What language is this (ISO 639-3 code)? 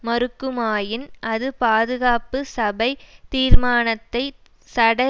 tam